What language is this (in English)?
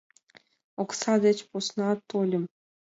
Mari